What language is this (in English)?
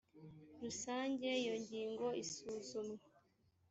Kinyarwanda